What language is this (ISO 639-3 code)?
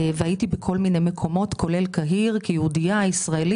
heb